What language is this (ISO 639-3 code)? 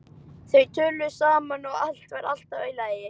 isl